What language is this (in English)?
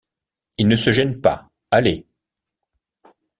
French